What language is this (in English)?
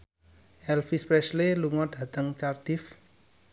Javanese